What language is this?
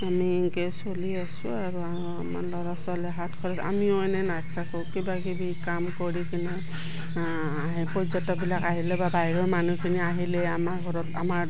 Assamese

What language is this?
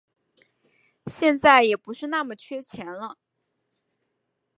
Chinese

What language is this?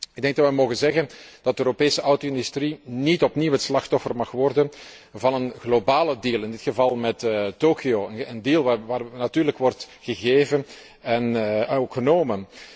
Dutch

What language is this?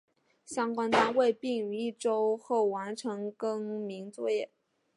Chinese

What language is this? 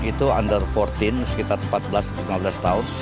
Indonesian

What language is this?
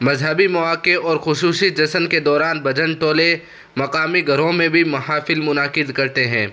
Urdu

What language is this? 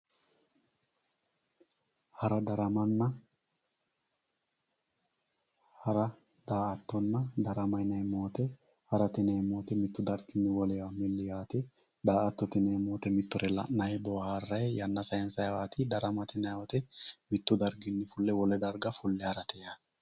Sidamo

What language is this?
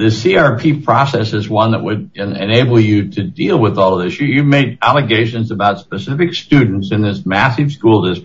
English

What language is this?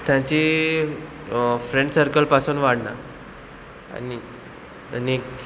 Konkani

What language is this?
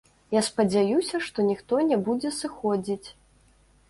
Belarusian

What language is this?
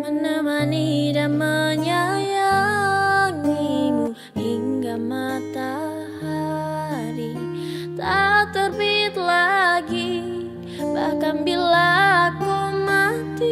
Indonesian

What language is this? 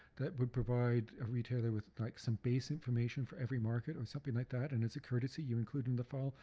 English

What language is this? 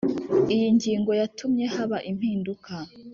Kinyarwanda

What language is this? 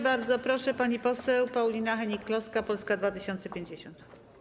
Polish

